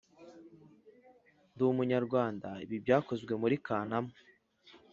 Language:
Kinyarwanda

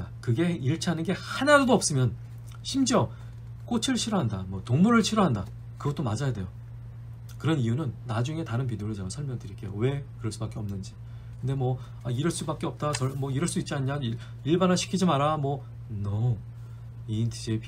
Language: Korean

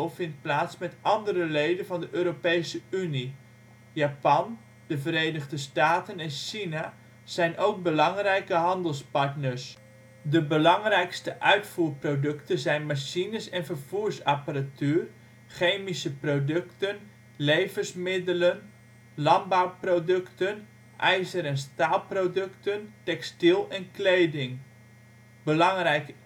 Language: Dutch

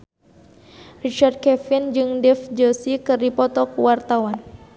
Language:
Sundanese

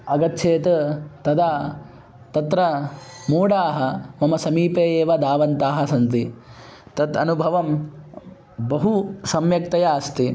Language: Sanskrit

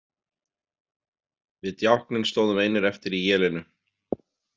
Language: Icelandic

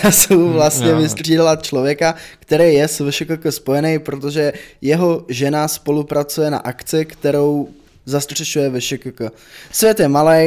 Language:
Czech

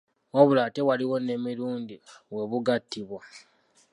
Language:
Ganda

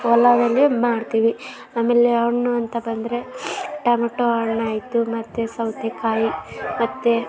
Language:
Kannada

